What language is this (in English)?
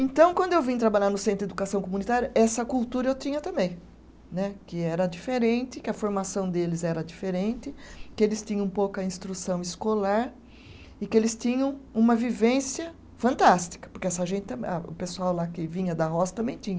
Portuguese